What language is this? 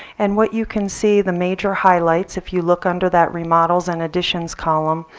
English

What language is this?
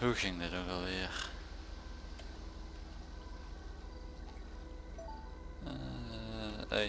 Dutch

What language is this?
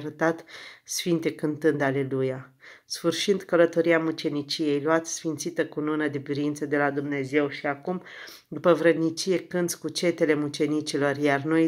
Romanian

